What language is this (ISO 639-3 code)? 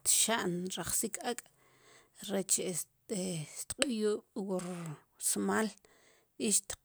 qum